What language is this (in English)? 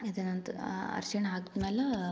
Kannada